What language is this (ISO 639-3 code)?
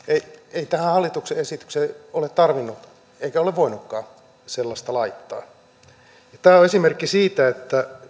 fin